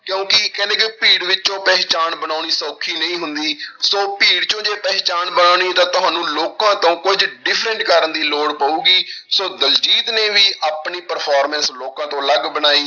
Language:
Punjabi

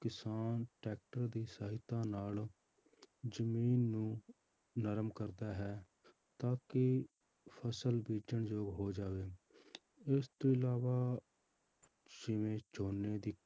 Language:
Punjabi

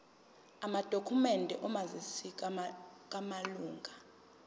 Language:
Zulu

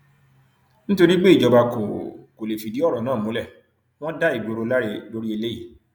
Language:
Yoruba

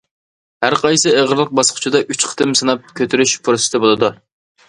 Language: Uyghur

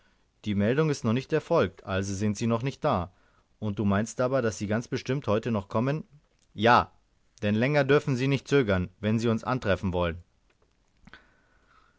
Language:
German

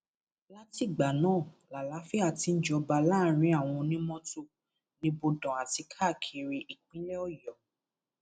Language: Yoruba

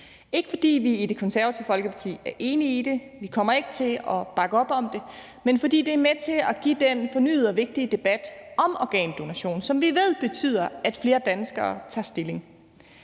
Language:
Danish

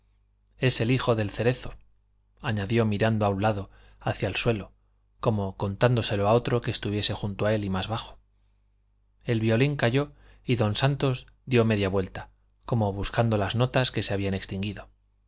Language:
Spanish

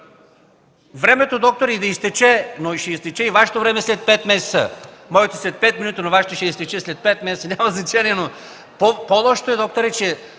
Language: Bulgarian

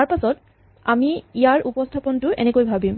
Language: Assamese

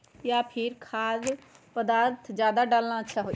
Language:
Magahi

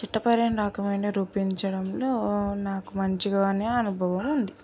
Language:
Telugu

